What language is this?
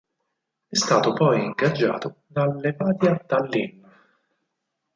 Italian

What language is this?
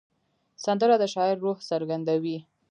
Pashto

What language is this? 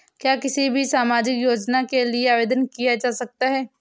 Hindi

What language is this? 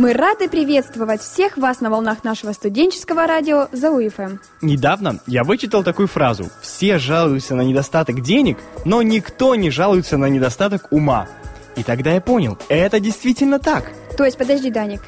Russian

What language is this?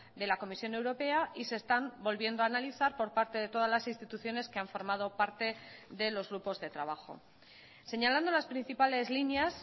Spanish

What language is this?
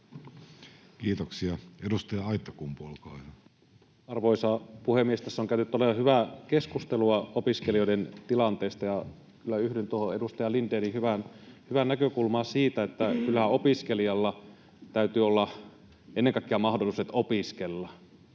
Finnish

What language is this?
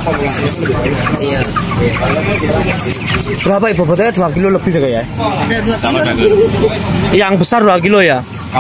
Indonesian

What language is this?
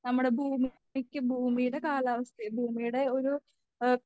Malayalam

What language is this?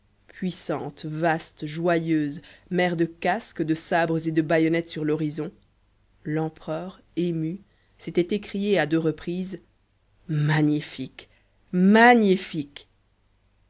French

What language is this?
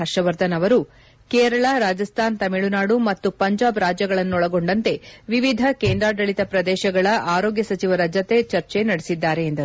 Kannada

